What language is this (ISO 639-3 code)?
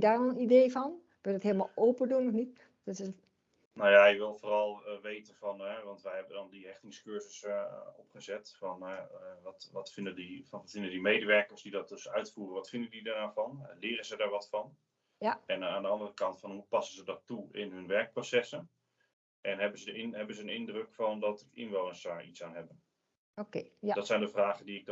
nld